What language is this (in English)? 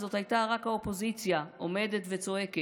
Hebrew